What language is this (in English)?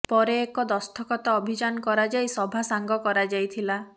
Odia